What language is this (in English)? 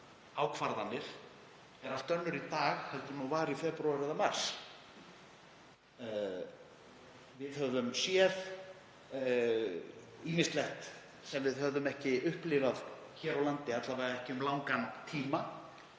Icelandic